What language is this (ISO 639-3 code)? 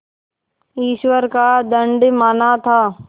hin